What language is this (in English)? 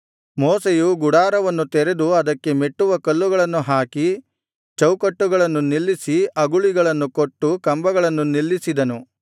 Kannada